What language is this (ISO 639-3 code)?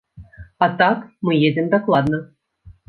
bel